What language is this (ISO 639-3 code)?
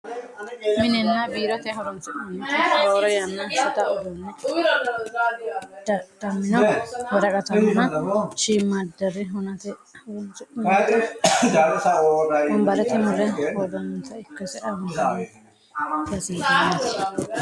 sid